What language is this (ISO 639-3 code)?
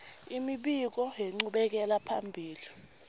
ssw